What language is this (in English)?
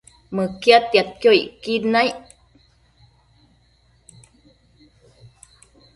Matsés